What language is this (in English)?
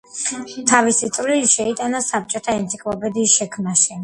Georgian